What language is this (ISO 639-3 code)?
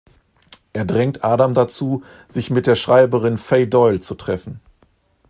deu